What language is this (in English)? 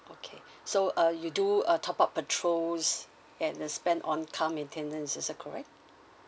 English